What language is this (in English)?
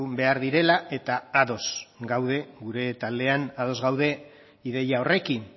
Basque